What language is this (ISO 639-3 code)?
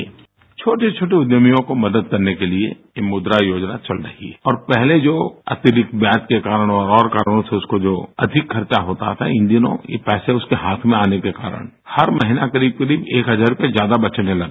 hin